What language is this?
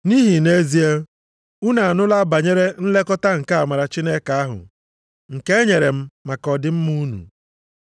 Igbo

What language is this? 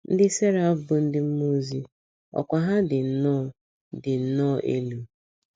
Igbo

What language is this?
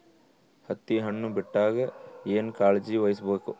Kannada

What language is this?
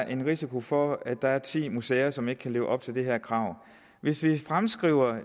Danish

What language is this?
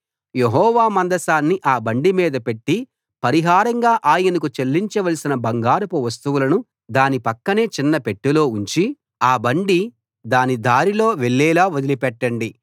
Telugu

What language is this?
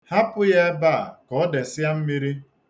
Igbo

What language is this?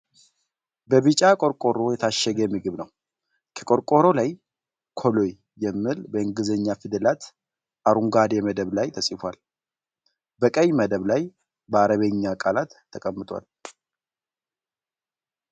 Amharic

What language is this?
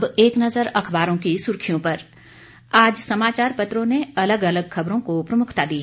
Hindi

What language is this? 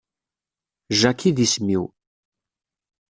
Kabyle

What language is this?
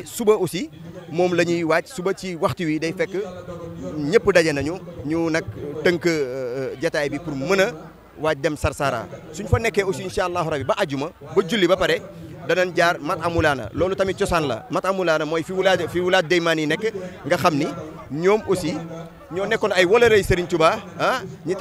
Indonesian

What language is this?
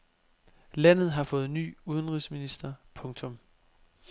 Danish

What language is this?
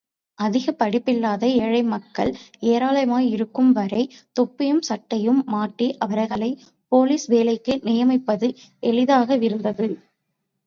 Tamil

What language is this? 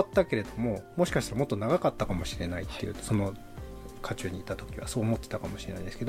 Japanese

